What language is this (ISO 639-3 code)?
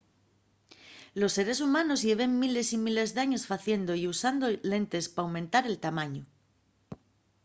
ast